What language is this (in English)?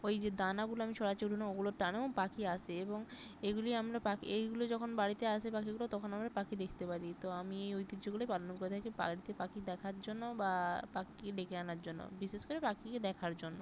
Bangla